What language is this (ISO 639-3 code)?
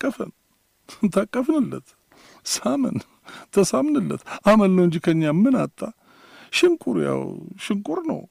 amh